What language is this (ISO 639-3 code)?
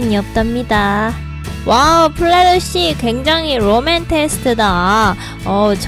kor